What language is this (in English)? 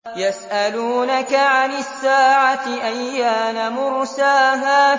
Arabic